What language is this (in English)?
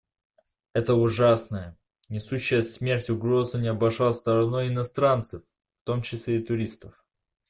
Russian